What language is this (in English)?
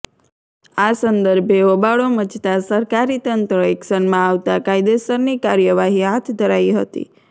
Gujarati